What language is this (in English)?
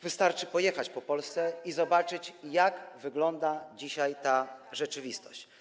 Polish